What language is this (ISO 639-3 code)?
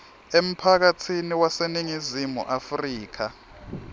ssw